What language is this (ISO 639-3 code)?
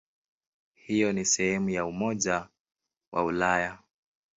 swa